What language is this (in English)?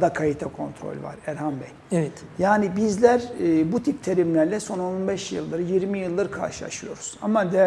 Turkish